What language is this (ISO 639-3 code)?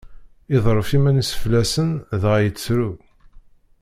kab